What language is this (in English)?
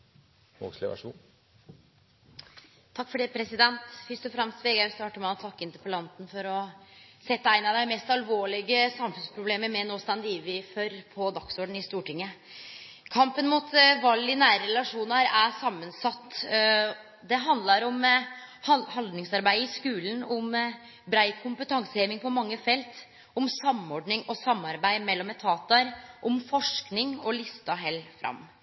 Norwegian Nynorsk